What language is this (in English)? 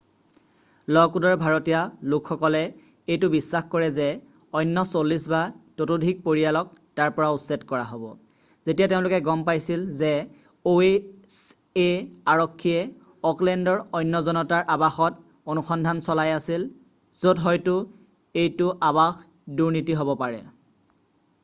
Assamese